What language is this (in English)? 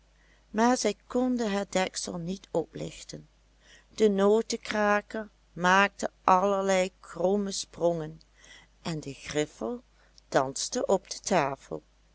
Dutch